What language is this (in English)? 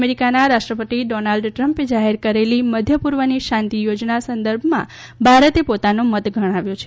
Gujarati